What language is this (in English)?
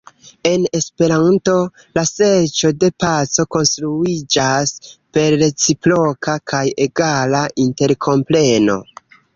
Esperanto